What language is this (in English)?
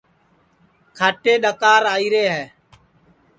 Sansi